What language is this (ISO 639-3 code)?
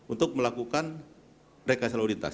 ind